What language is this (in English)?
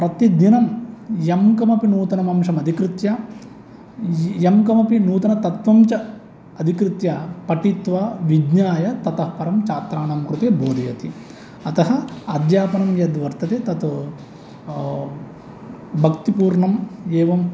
Sanskrit